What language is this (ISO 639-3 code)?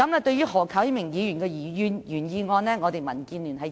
yue